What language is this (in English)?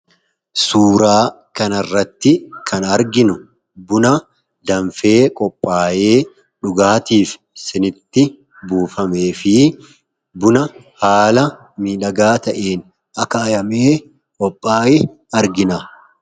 Oromo